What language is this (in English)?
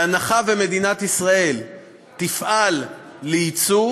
Hebrew